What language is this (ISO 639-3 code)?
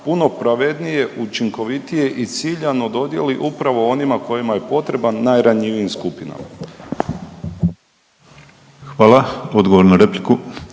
hrv